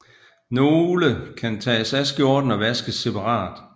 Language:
Danish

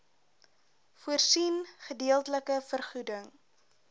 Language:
Afrikaans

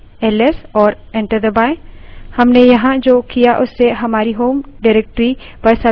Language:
Hindi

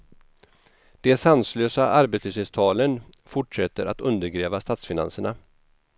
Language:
Swedish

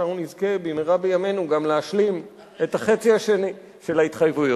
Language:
Hebrew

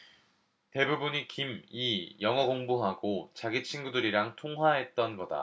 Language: Korean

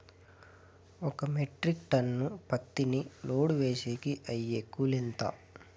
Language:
Telugu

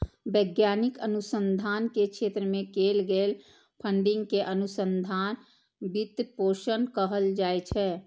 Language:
Maithili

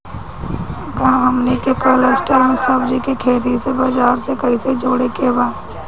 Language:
Bhojpuri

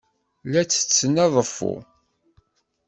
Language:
Kabyle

